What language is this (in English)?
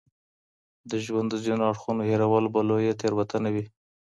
Pashto